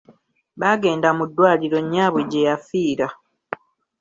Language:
Ganda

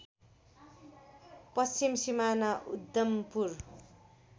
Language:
Nepali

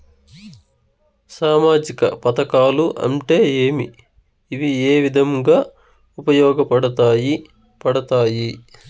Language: Telugu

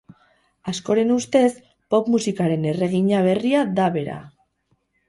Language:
Basque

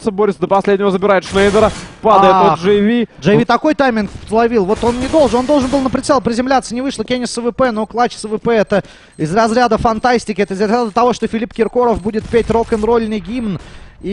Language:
Russian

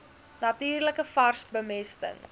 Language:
Afrikaans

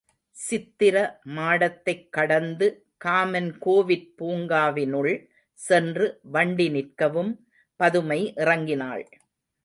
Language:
Tamil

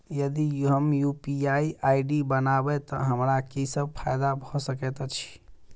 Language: Maithili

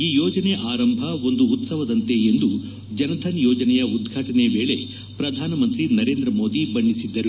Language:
Kannada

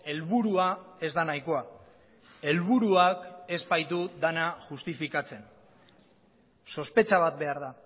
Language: Basque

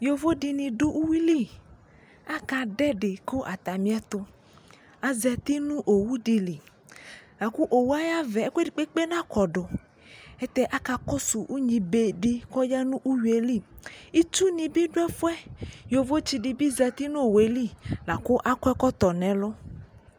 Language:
Ikposo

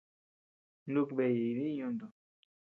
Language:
Tepeuxila Cuicatec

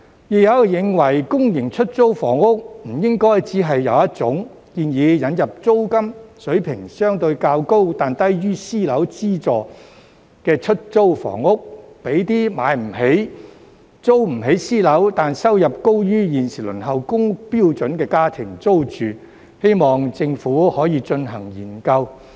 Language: Cantonese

